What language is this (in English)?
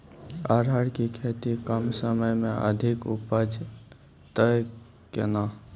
Maithili